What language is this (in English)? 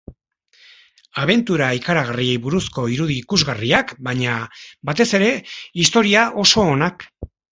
Basque